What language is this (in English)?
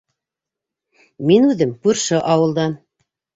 Bashkir